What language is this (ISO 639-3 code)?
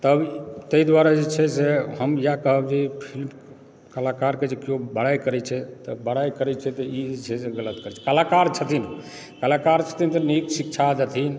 mai